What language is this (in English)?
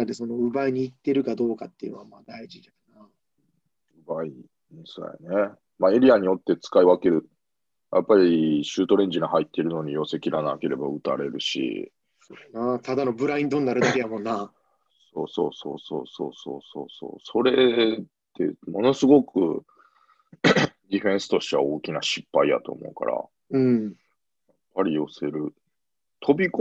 Japanese